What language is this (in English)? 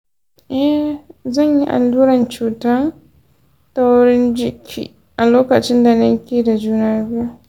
Hausa